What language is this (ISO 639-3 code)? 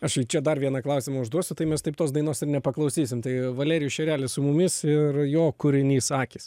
lit